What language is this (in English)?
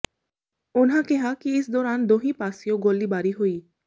Punjabi